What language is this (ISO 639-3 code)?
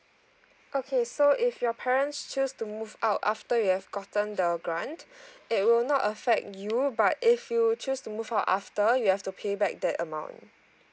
eng